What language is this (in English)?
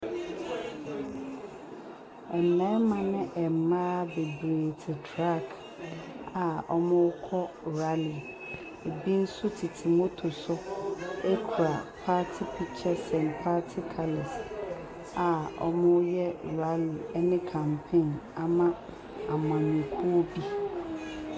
Akan